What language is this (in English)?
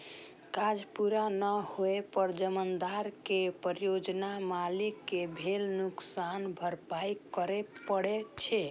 Maithili